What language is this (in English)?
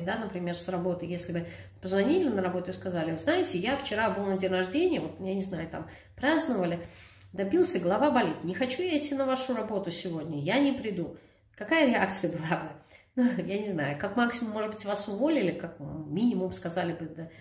Russian